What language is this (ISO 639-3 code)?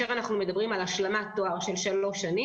heb